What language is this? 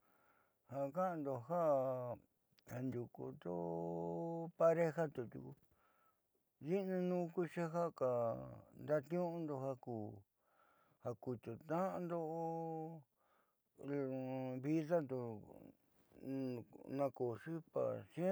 Southeastern Nochixtlán Mixtec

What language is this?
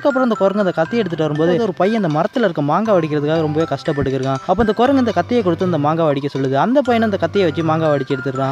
Turkish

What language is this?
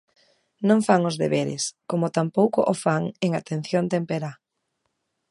Galician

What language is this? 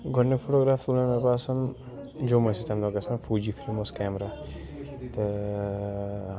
Kashmiri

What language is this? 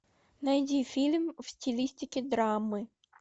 Russian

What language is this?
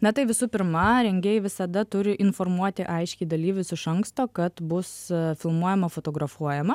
Lithuanian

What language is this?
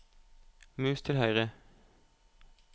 Norwegian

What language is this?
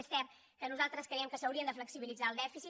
Catalan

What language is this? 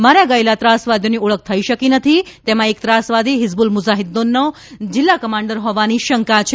Gujarati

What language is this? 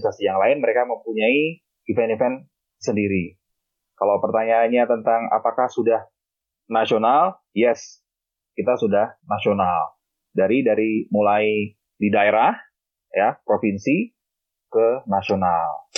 Indonesian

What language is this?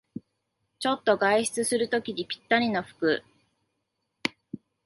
Japanese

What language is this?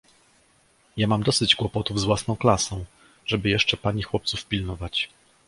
Polish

